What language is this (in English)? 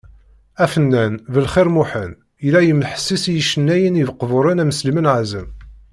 Kabyle